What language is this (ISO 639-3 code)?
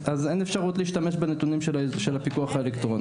heb